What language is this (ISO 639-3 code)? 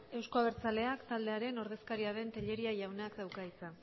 eus